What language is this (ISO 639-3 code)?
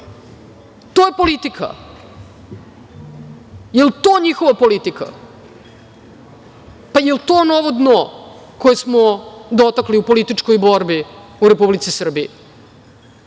srp